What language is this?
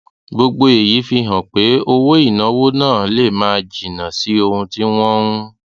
Yoruba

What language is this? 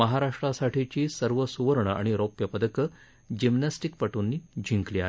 Marathi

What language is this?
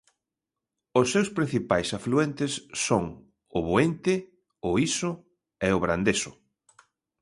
Galician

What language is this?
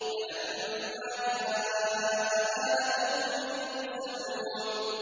Arabic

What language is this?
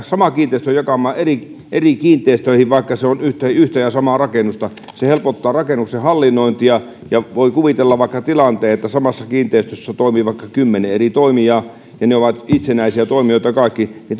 Finnish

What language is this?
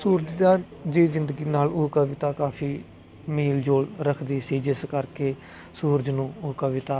Punjabi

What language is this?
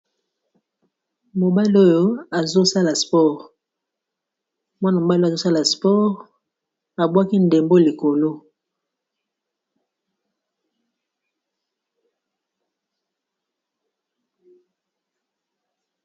Lingala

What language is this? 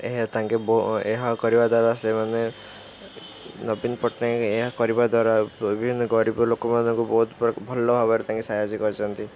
Odia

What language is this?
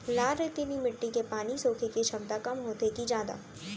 Chhattisgarhi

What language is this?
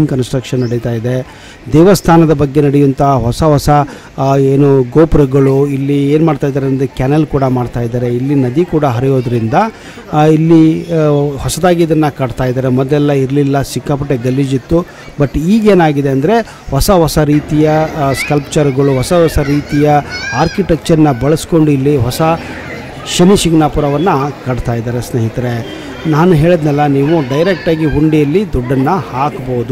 Kannada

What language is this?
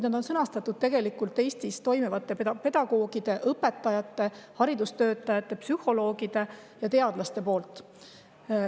Estonian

